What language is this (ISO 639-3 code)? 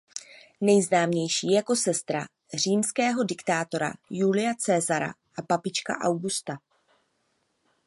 ces